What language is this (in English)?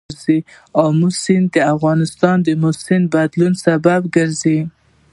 Pashto